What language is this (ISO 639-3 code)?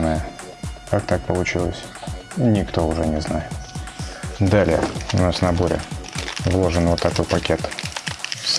rus